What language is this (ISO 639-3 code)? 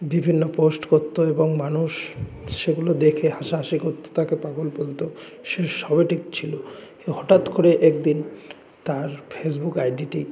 ben